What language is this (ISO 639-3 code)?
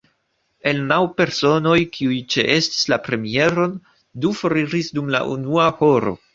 epo